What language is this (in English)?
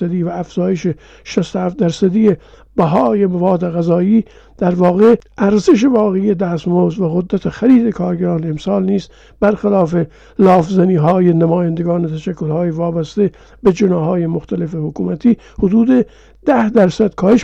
Persian